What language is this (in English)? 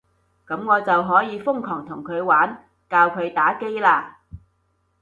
Cantonese